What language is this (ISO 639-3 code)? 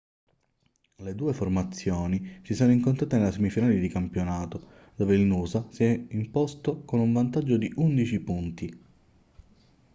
ita